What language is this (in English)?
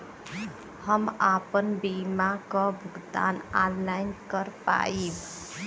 Bhojpuri